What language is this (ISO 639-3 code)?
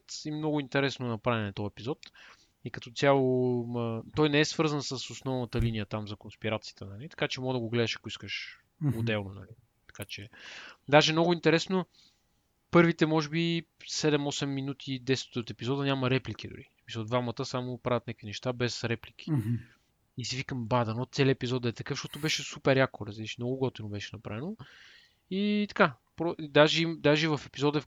bul